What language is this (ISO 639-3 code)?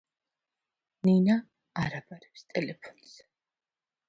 kat